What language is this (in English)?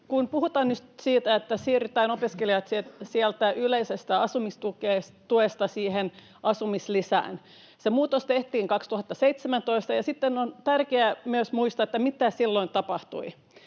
Finnish